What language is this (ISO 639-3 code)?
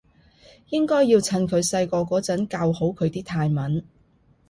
yue